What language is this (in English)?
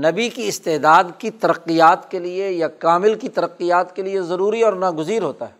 Urdu